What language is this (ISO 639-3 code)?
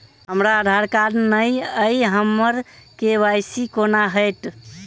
mai